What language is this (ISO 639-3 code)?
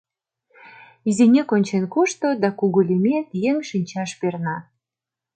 chm